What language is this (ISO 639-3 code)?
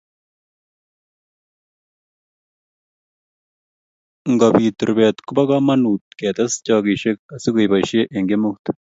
kln